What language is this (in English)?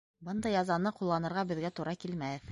Bashkir